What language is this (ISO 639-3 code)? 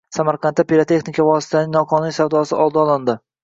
uzb